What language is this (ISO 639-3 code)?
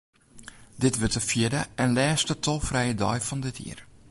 fry